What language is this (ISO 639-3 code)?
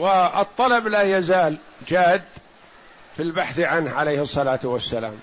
ara